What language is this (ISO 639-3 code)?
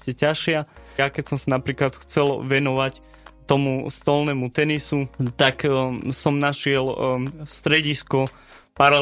slk